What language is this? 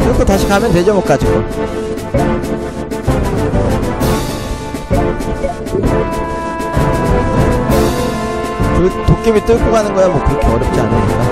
Korean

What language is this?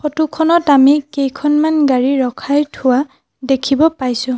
Assamese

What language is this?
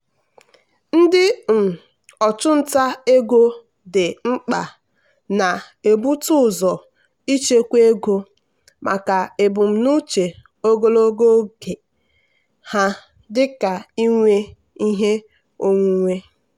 Igbo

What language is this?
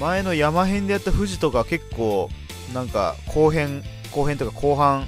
Japanese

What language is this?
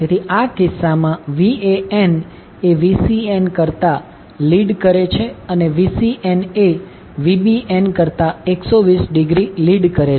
Gujarati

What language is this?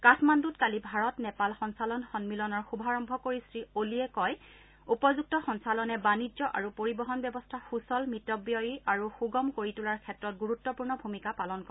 Assamese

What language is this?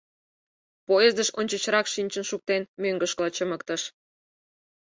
Mari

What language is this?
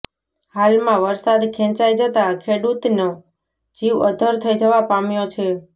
Gujarati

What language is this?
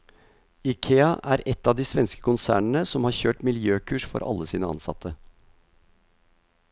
Norwegian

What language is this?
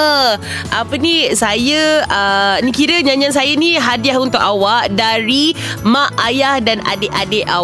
Malay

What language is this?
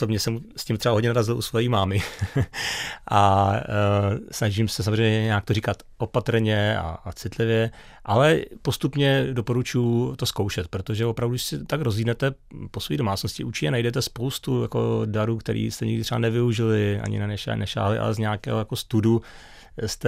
Czech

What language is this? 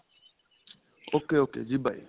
Punjabi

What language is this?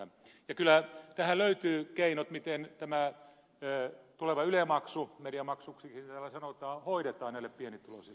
Finnish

